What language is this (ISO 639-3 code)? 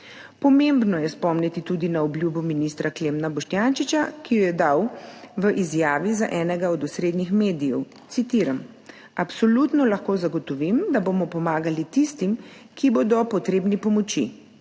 slv